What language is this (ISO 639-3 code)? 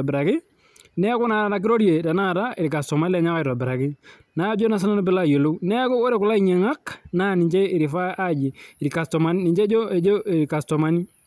mas